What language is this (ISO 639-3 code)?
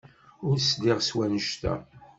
kab